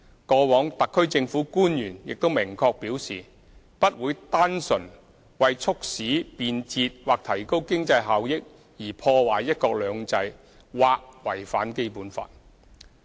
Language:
Cantonese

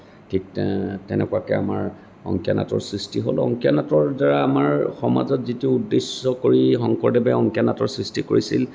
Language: Assamese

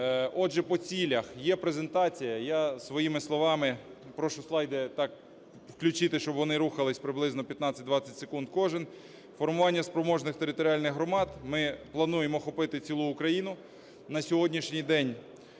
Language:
Ukrainian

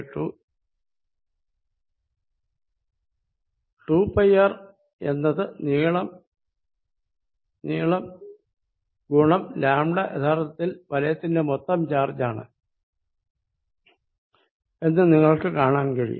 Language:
Malayalam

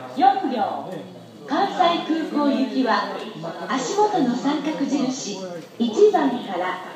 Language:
Japanese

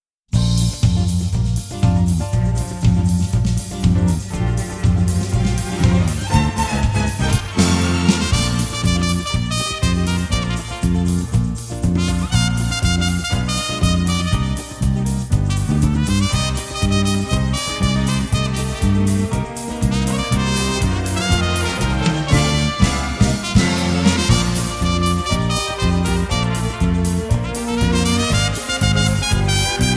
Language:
English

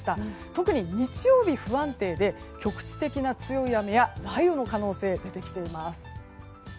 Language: Japanese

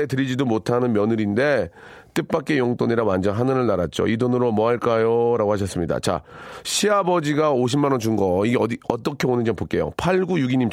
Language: Korean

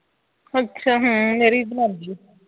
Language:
Punjabi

